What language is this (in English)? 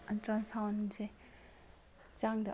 Manipuri